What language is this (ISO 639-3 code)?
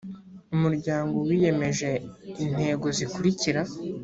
kin